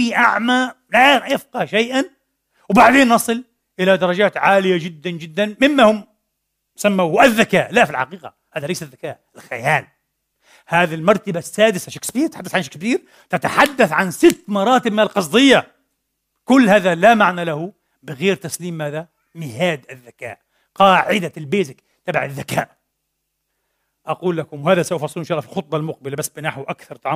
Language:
Arabic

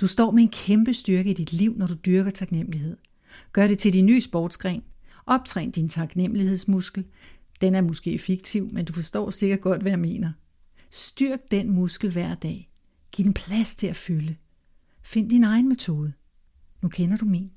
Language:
Danish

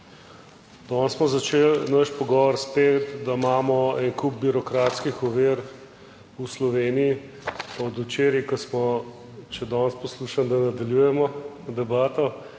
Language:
Slovenian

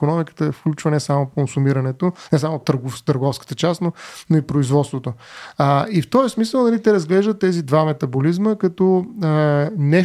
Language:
Bulgarian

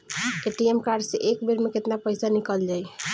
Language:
Bhojpuri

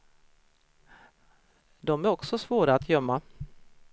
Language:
Swedish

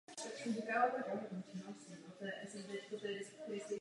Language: Czech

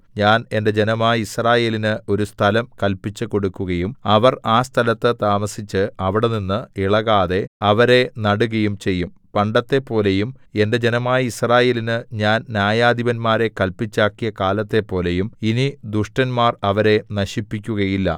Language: Malayalam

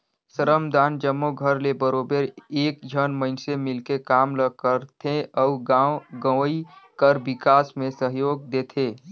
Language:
Chhattisgarhi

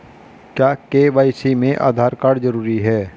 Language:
Hindi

